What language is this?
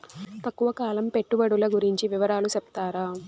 Telugu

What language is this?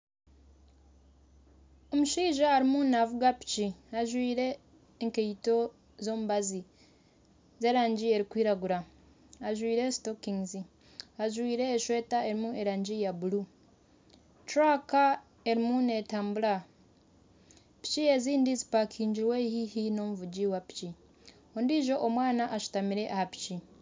Nyankole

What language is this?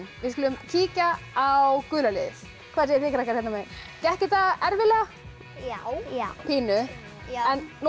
Icelandic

